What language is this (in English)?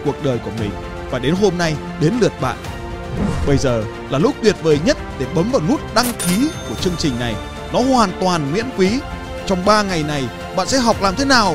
Vietnamese